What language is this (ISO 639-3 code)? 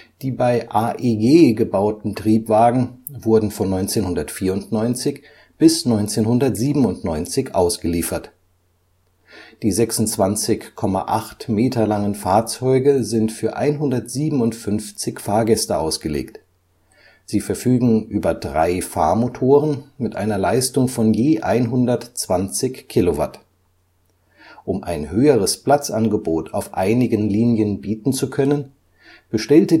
deu